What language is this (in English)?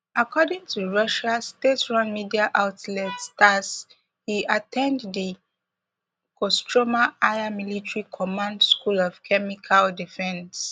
Nigerian Pidgin